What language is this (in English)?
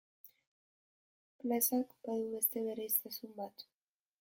Basque